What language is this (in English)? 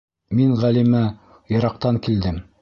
Bashkir